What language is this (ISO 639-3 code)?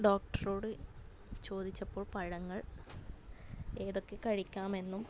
mal